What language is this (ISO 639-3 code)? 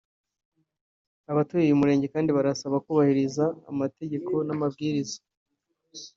kin